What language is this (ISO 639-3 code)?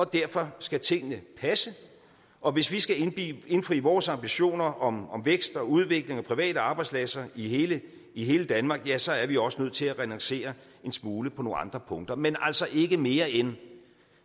dan